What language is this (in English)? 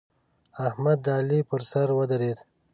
Pashto